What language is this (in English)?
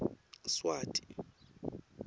Swati